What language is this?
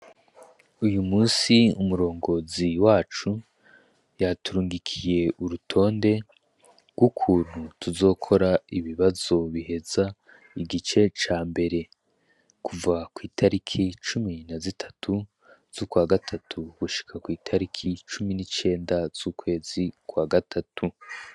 Rundi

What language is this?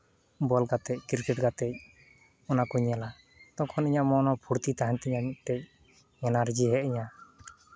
Santali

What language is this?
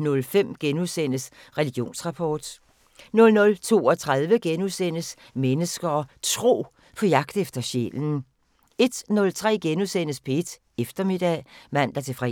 Danish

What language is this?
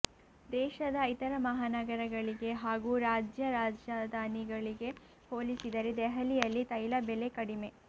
Kannada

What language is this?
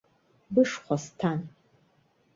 Abkhazian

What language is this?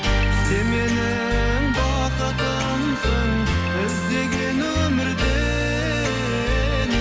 Kazakh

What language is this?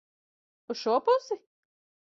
Latvian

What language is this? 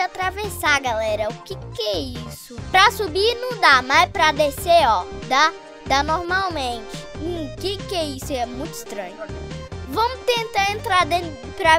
Portuguese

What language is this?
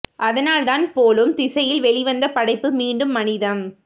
Tamil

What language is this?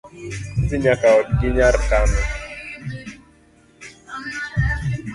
Luo (Kenya and Tanzania)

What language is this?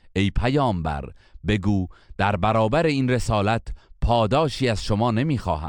Persian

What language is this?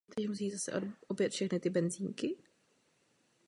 Czech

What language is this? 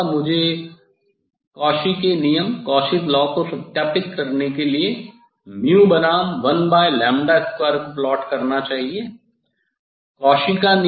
Hindi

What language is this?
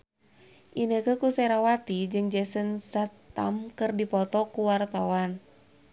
Sundanese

